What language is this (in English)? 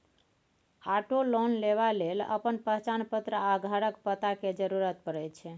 Maithili